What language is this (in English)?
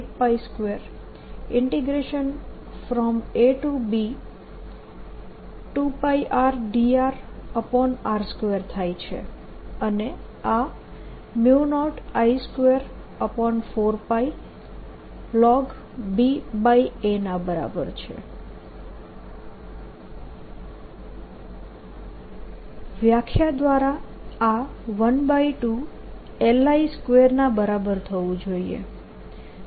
Gujarati